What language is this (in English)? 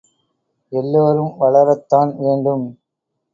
Tamil